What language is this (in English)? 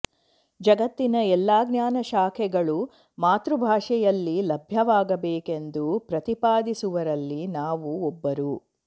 Kannada